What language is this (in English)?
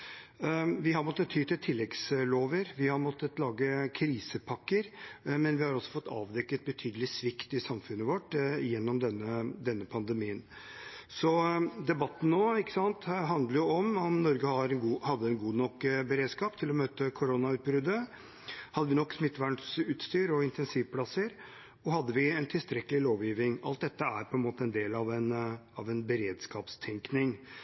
Norwegian Bokmål